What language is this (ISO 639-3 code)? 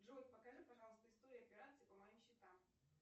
rus